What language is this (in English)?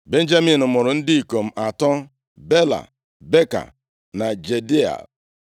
Igbo